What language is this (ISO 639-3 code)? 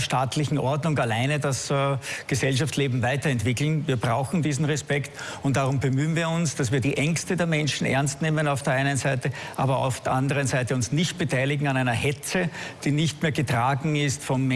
deu